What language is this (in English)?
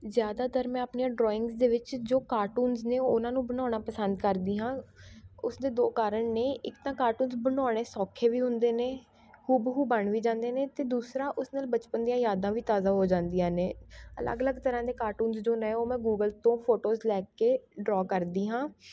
Punjabi